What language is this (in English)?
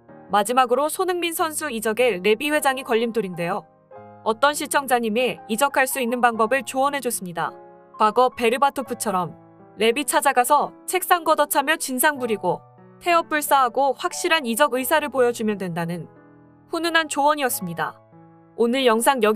Korean